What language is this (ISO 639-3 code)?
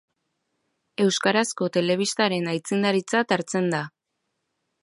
eus